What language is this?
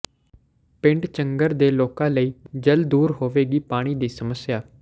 Punjabi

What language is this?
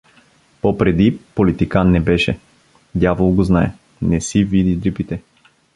Bulgarian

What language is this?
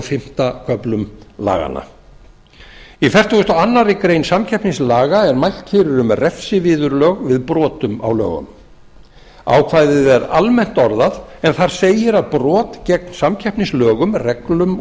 Icelandic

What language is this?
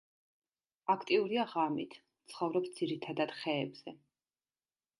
Georgian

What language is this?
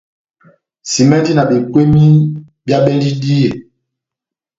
Batanga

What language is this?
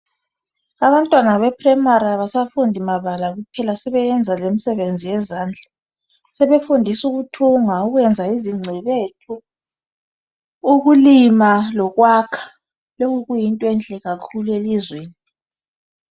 North Ndebele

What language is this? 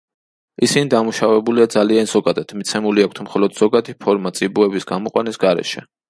Georgian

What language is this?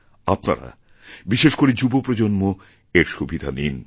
Bangla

